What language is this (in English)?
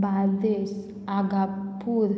Konkani